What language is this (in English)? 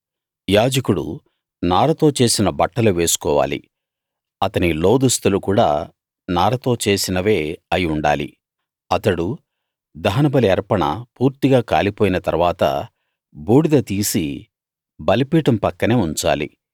Telugu